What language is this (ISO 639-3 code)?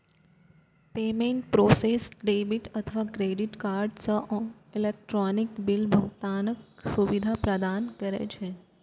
mai